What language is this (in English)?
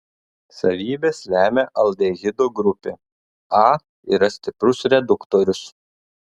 Lithuanian